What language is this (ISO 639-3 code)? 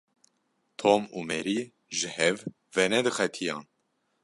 kur